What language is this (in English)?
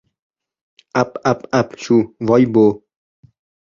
Uzbek